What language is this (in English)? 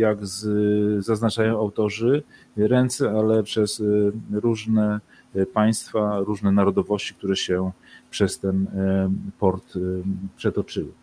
Polish